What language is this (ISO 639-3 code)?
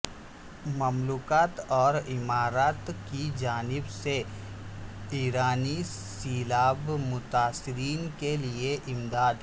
urd